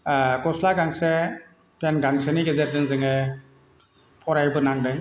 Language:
Bodo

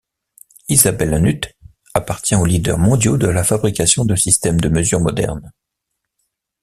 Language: French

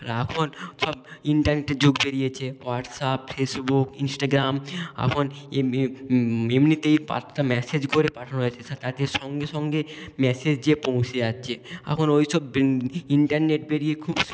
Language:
Bangla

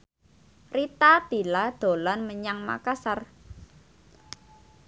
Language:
Javanese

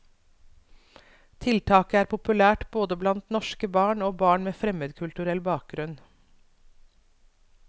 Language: Norwegian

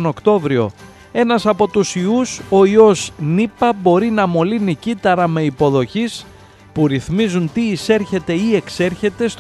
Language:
Greek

